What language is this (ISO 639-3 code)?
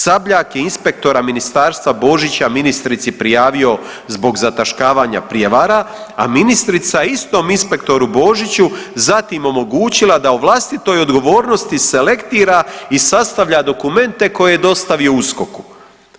hrv